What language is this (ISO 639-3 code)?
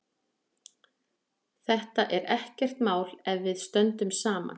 isl